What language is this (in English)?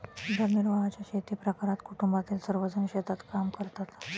Marathi